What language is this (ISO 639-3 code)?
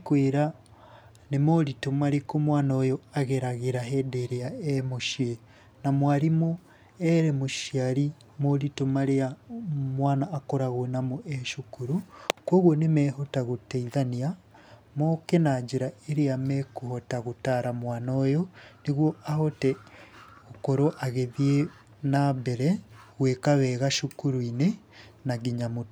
kik